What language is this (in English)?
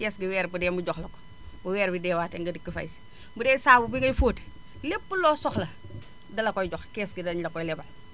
Wolof